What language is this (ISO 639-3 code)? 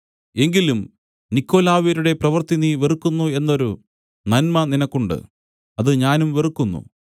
mal